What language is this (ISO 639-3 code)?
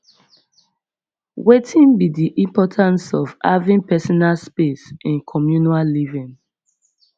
pcm